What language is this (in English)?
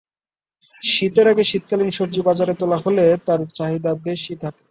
Bangla